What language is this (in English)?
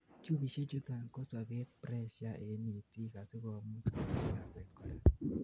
Kalenjin